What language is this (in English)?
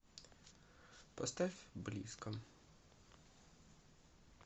Russian